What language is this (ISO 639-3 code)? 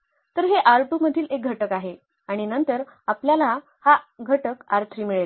mar